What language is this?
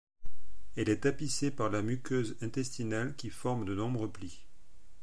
French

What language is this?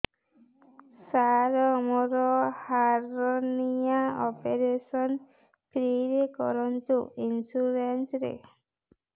Odia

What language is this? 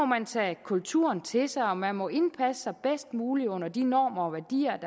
Danish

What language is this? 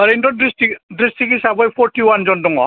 Bodo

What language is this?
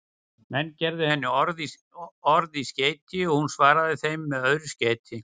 Icelandic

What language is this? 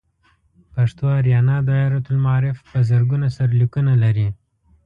Pashto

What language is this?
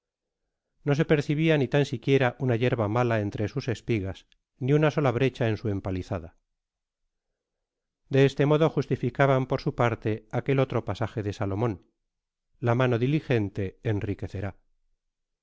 Spanish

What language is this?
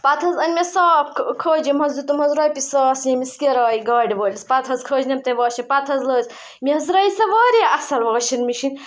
Kashmiri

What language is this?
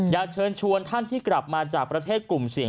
Thai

